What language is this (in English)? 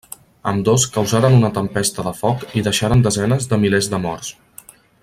Catalan